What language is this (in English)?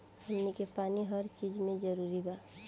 Bhojpuri